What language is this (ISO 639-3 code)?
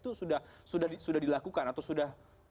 ind